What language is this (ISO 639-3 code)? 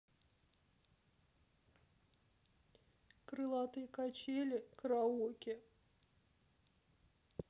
rus